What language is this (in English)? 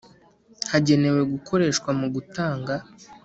Kinyarwanda